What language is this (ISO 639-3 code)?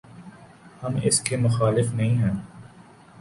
urd